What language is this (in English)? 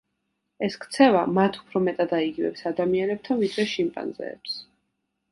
Georgian